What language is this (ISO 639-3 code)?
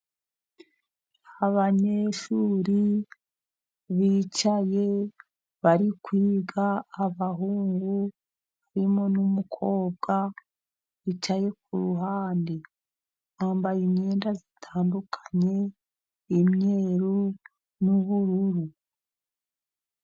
kin